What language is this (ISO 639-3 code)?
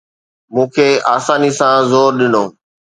snd